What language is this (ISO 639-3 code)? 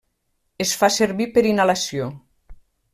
cat